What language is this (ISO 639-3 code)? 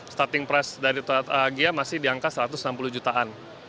ind